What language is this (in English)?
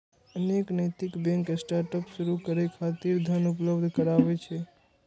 Maithili